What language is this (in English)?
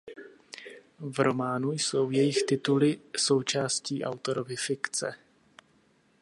Czech